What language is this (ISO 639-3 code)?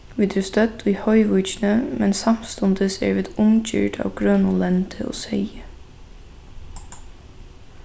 fao